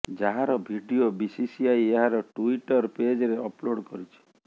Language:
Odia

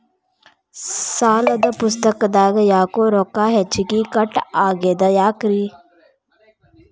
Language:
Kannada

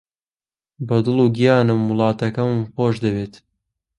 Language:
Central Kurdish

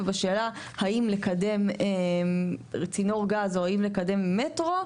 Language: Hebrew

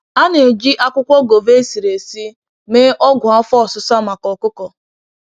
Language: Igbo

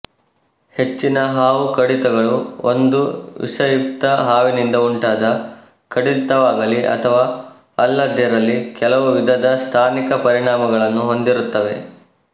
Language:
Kannada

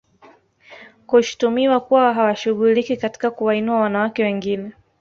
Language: Swahili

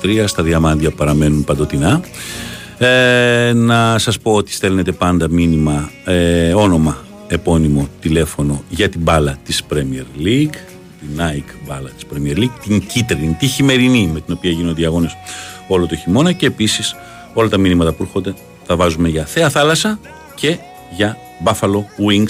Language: Greek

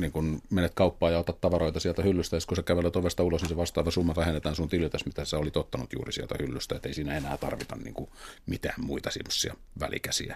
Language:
Finnish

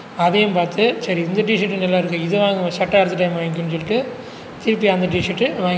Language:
Tamil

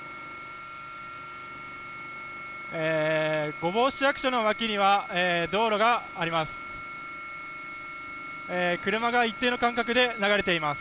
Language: Japanese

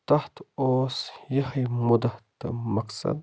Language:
Kashmiri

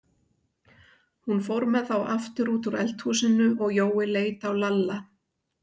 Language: Icelandic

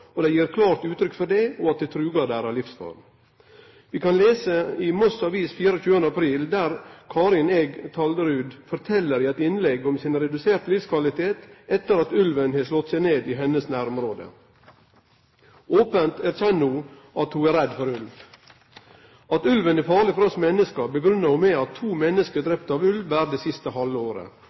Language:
Norwegian Nynorsk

